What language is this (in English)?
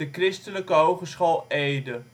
Dutch